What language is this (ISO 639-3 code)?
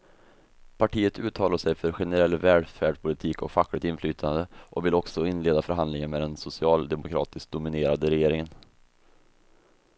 swe